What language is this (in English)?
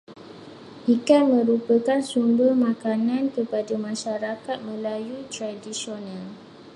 Malay